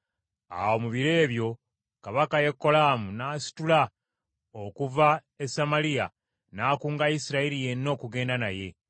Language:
Ganda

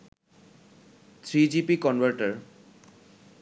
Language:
Bangla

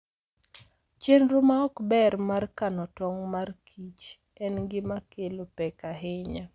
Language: Luo (Kenya and Tanzania)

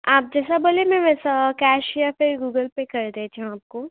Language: Urdu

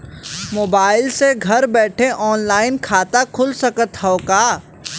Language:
Bhojpuri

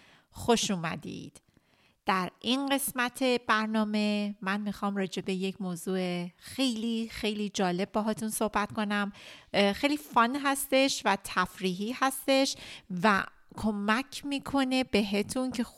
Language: Persian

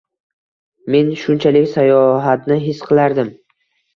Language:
Uzbek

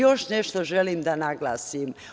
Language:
Serbian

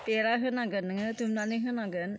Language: Bodo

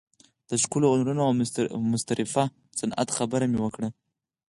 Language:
Pashto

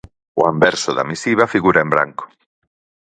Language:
Galician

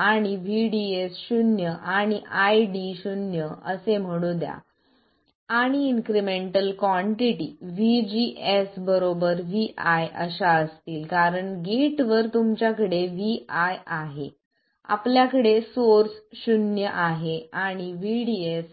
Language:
Marathi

